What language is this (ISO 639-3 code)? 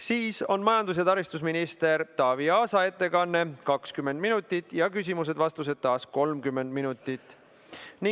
est